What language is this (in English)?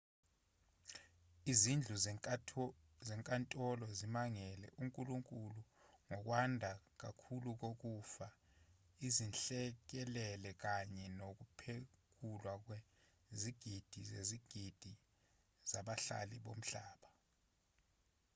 Zulu